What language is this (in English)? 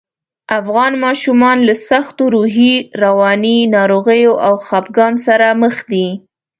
Pashto